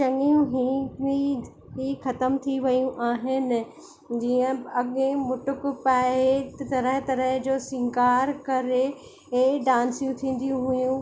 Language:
Sindhi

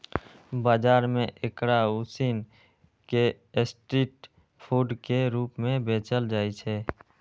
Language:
Maithili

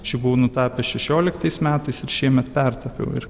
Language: Lithuanian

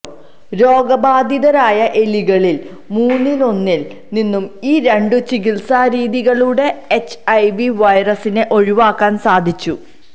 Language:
Malayalam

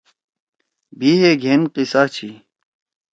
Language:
Torwali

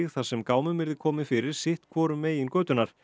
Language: Icelandic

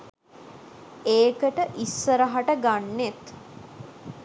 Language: Sinhala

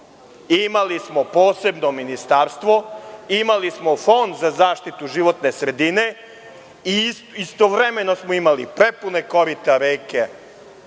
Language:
Serbian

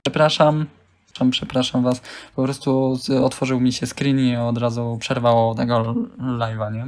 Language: Polish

